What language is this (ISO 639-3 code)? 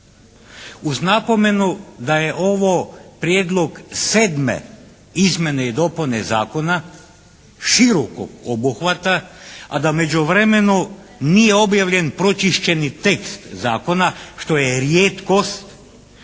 hrv